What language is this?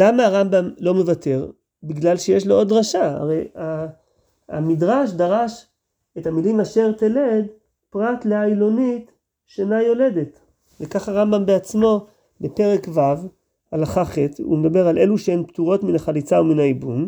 Hebrew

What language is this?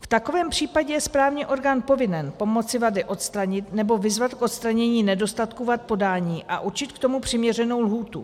Czech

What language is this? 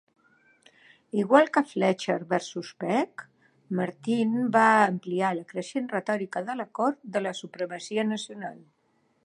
Catalan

